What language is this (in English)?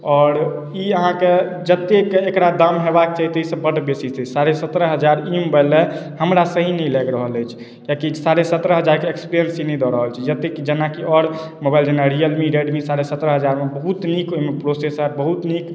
Maithili